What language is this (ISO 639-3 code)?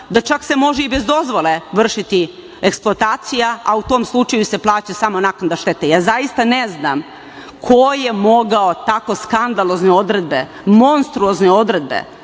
srp